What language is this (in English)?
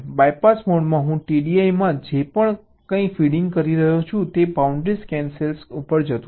Gujarati